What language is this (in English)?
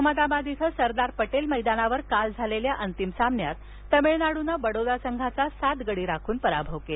Marathi